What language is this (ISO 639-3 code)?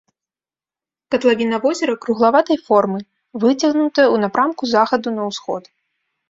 bel